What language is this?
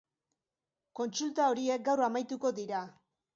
Basque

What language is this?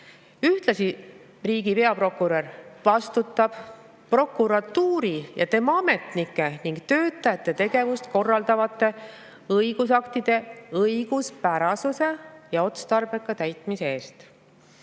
Estonian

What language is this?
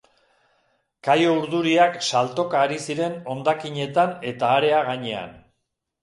Basque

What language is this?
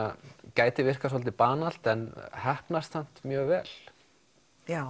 Icelandic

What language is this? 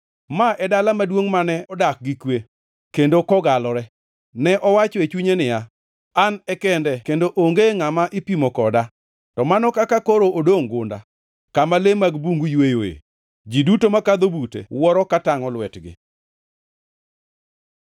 Luo (Kenya and Tanzania)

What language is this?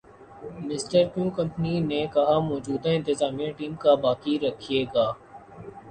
Urdu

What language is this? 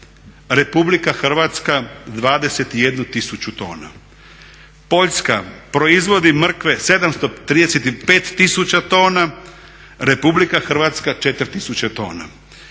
Croatian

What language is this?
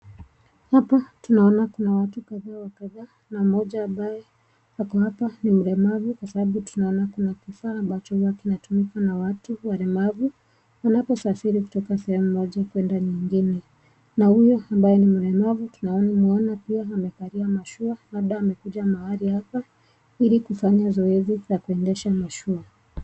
Swahili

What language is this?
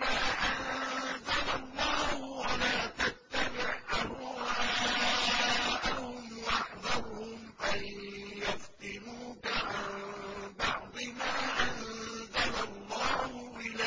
Arabic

